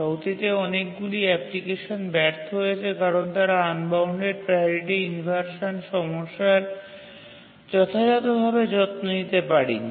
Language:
Bangla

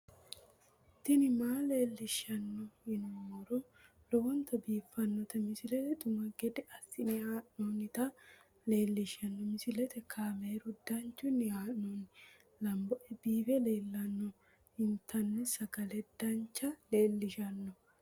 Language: Sidamo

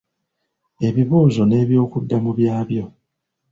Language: Ganda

